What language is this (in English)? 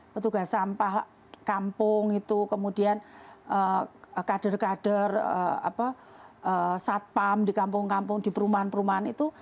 Indonesian